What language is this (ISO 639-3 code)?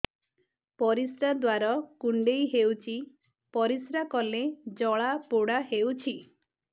ori